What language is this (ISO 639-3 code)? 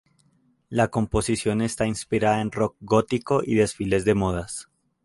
spa